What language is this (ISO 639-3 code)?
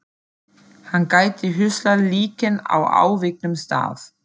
isl